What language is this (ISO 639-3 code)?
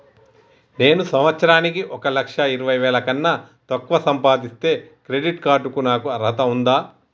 tel